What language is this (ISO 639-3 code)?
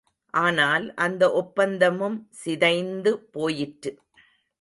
tam